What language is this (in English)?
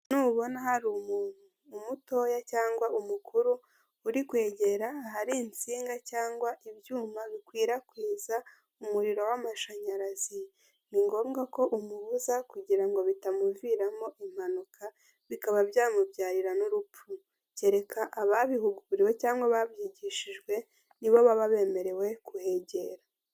Kinyarwanda